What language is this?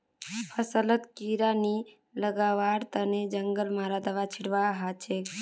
Magahi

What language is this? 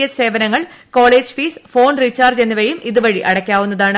Malayalam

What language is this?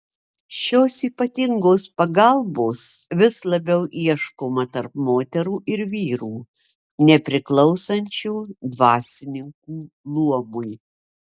Lithuanian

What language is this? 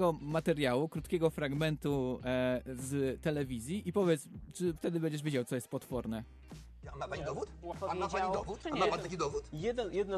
Polish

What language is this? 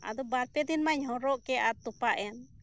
Santali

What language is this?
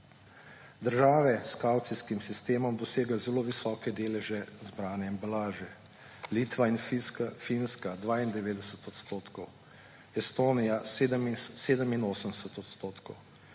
Slovenian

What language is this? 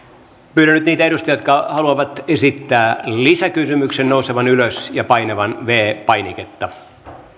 Finnish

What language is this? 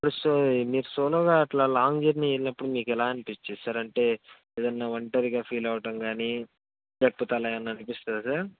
Telugu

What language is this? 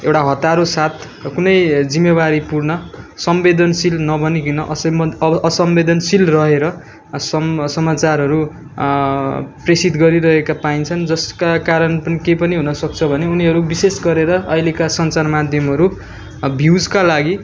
Nepali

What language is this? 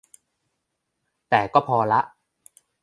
Thai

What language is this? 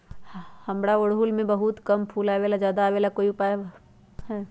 Magahi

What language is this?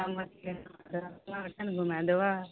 Maithili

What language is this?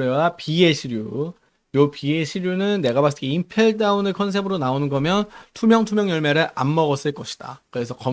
Korean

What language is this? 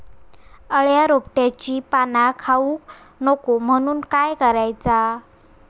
Marathi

